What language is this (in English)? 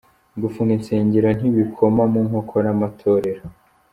Kinyarwanda